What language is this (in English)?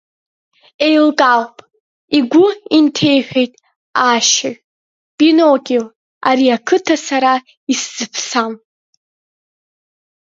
Abkhazian